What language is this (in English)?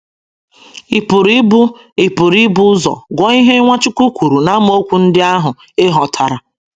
Igbo